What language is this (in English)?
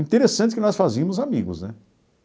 Portuguese